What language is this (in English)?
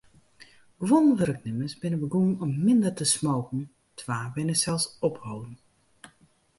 Western Frisian